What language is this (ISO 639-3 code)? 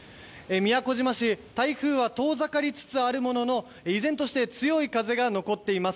jpn